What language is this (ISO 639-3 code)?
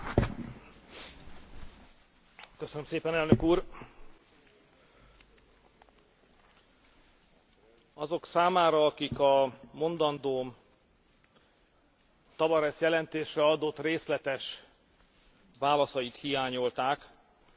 hun